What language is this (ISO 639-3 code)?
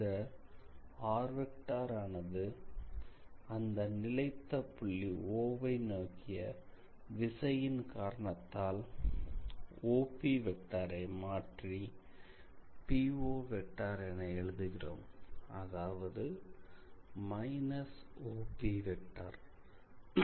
tam